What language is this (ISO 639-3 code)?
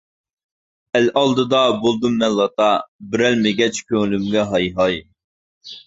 uig